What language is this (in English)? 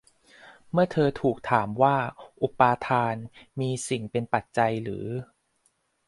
Thai